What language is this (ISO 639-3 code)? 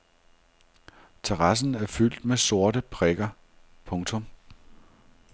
dan